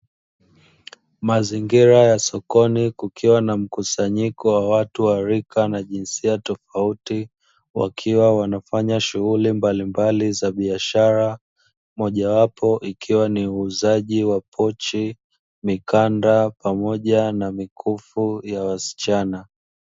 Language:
Swahili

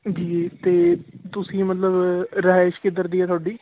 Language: Punjabi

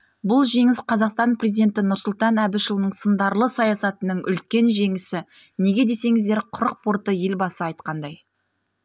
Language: Kazakh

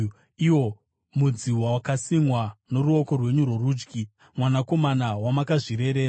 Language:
Shona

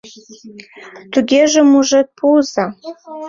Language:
Mari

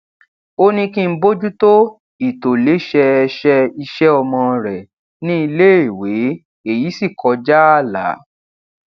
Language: Yoruba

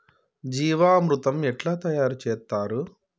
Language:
Telugu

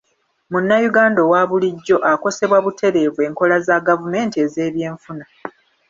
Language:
Ganda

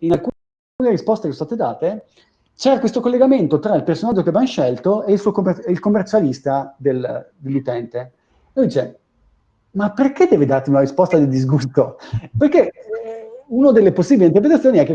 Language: Italian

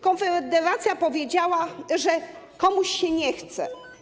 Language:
Polish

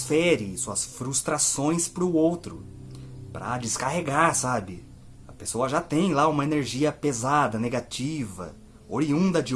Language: Portuguese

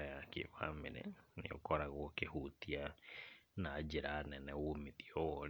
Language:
Kikuyu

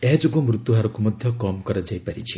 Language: Odia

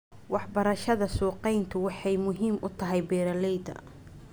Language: Somali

